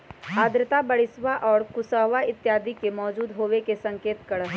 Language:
Magahi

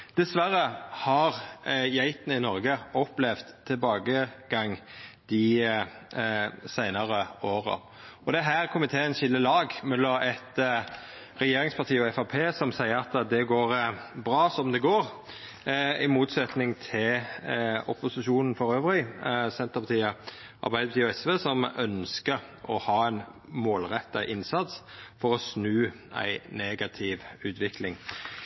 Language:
Norwegian Nynorsk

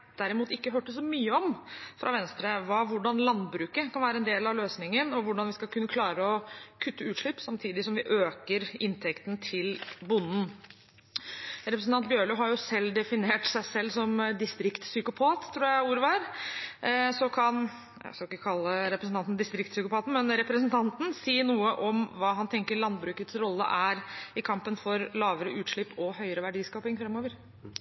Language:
Norwegian Bokmål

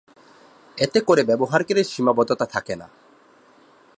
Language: Bangla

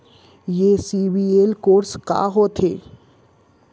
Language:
Chhattisgarhi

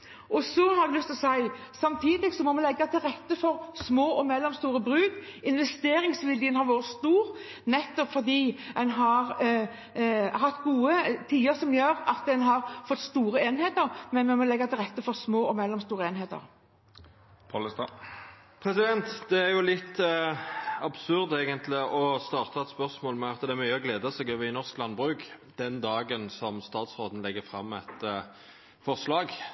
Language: Norwegian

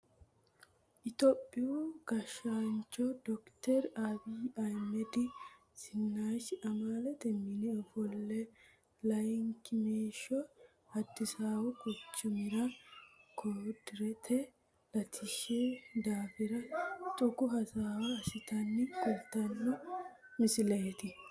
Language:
Sidamo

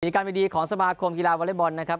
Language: Thai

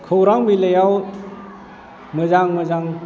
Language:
Bodo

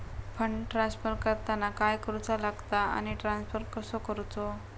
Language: Marathi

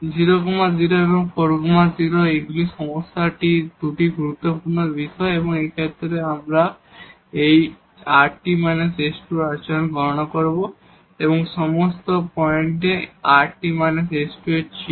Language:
Bangla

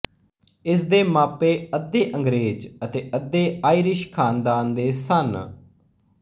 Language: Punjabi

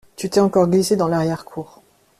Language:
French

